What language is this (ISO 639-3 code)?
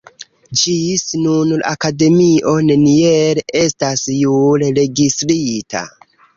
epo